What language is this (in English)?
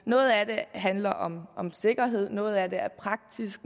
Danish